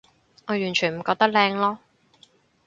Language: Cantonese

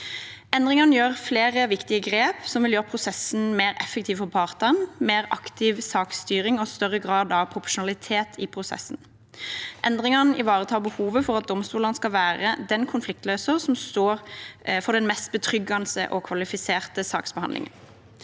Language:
Norwegian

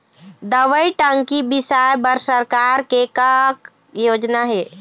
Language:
Chhattisgarhi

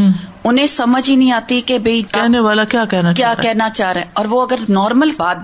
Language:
Urdu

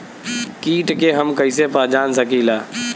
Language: Bhojpuri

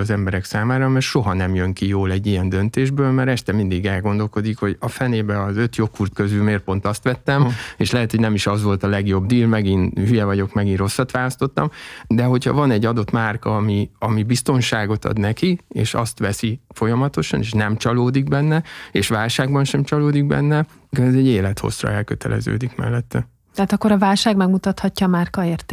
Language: Hungarian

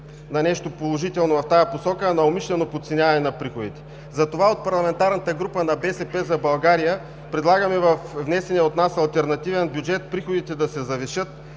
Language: Bulgarian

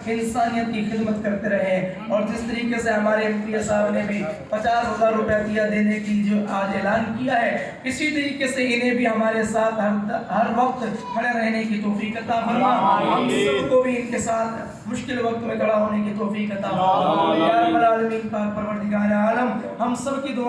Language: Urdu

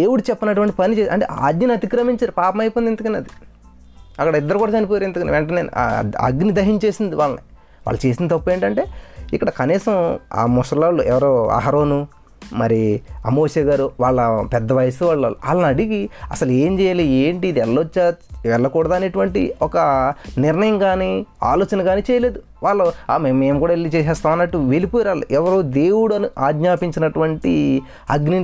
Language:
Telugu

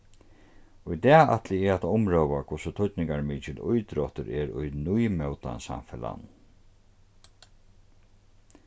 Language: Faroese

